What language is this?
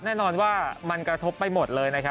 Thai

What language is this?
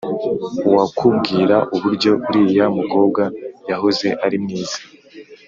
Kinyarwanda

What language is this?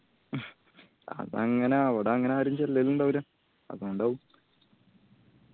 Malayalam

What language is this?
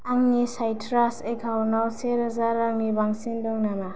Bodo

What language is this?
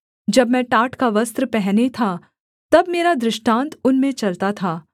Hindi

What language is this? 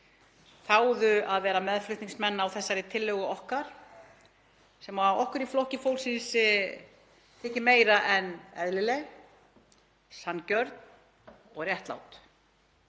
Icelandic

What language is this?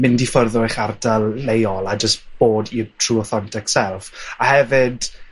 Welsh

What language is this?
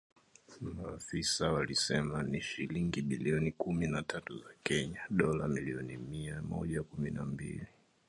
Swahili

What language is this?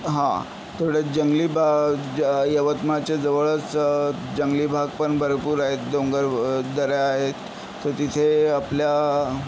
Marathi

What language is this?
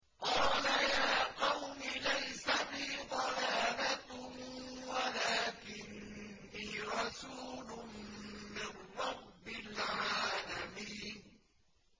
Arabic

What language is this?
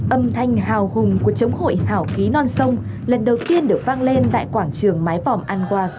Vietnamese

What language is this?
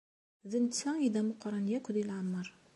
Kabyle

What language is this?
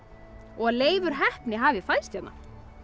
Icelandic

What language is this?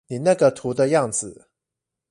Chinese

